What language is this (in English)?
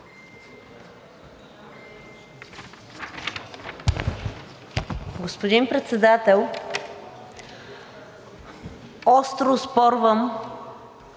Bulgarian